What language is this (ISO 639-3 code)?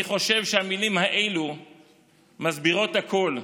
heb